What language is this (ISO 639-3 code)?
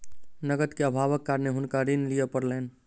mai